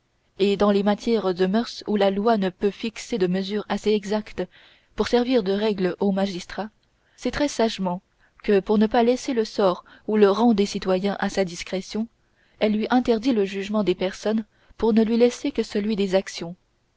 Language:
French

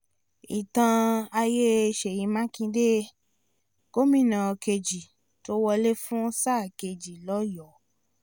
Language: Yoruba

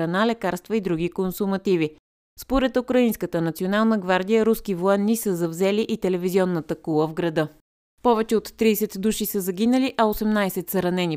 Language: Bulgarian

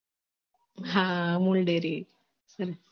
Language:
Gujarati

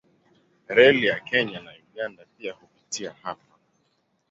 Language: Swahili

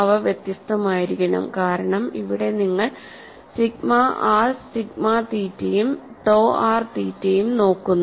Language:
Malayalam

